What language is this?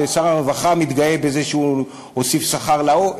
Hebrew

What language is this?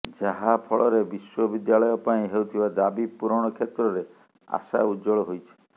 Odia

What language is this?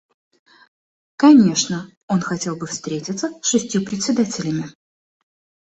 Russian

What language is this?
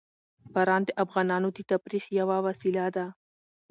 Pashto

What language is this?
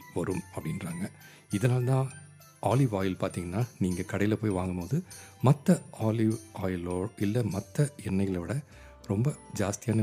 Tamil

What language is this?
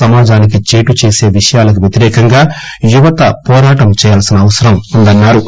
Telugu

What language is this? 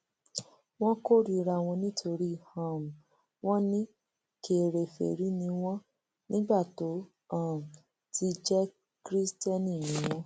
Yoruba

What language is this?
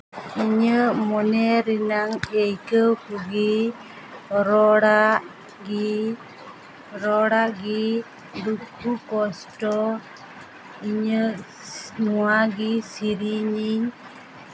Santali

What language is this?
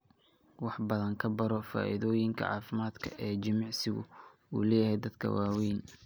Somali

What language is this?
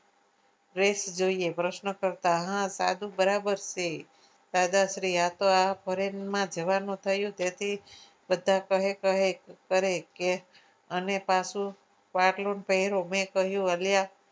Gujarati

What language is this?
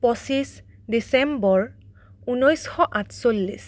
Assamese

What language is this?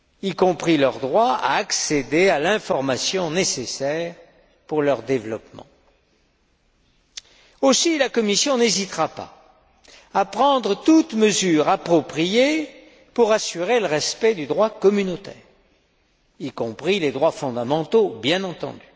French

